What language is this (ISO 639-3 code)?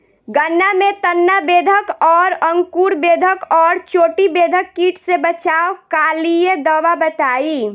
bho